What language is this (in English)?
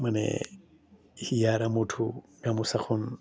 Assamese